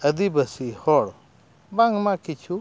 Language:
Santali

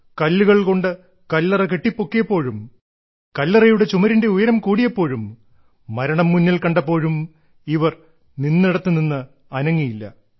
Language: Malayalam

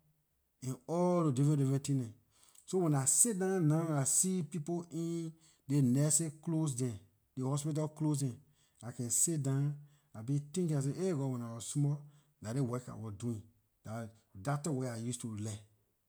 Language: Liberian English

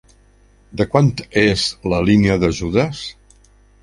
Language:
Catalan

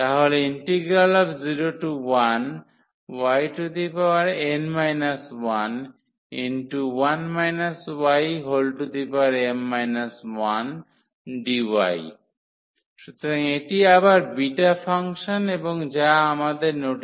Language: Bangla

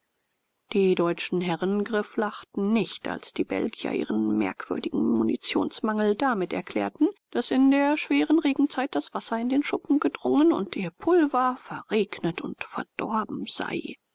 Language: German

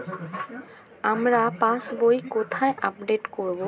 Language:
Bangla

